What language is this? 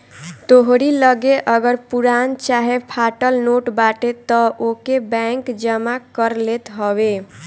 Bhojpuri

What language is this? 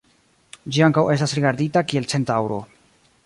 Esperanto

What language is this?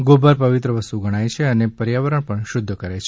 Gujarati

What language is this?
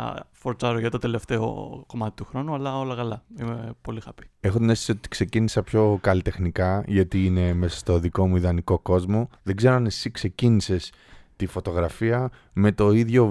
Greek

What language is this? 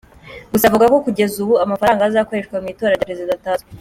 Kinyarwanda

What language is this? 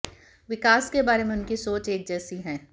Hindi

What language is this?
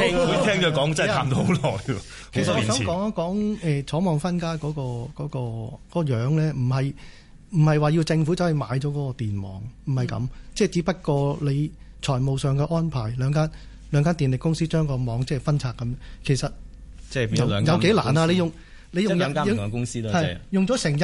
Chinese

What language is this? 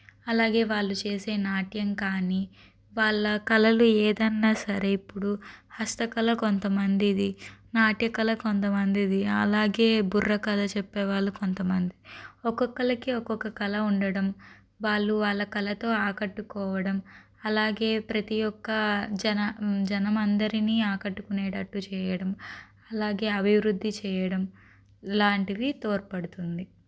Telugu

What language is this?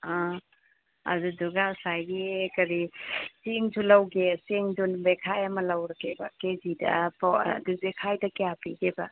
Manipuri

